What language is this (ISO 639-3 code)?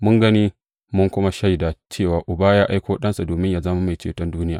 hau